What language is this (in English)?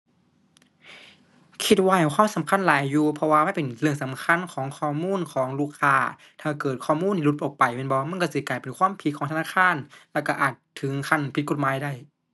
Thai